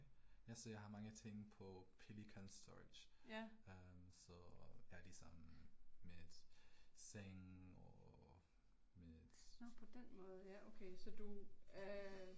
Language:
Danish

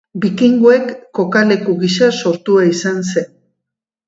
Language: Basque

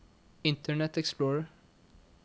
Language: Norwegian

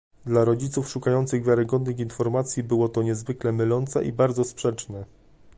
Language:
Polish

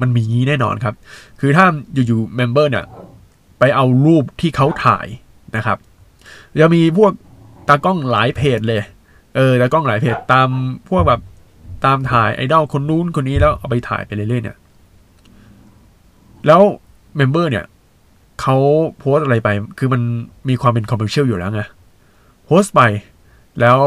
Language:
Thai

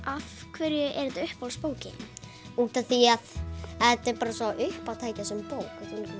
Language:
Icelandic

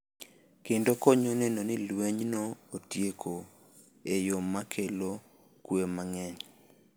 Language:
Luo (Kenya and Tanzania)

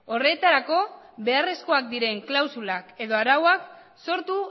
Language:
Basque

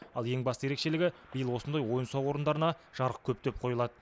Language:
Kazakh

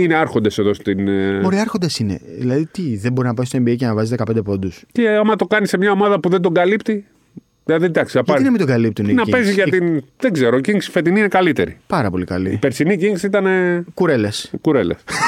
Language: Greek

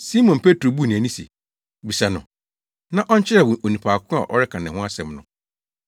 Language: Akan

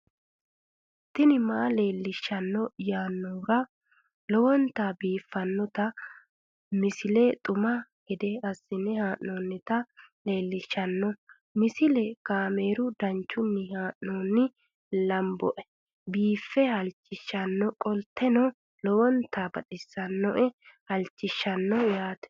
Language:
Sidamo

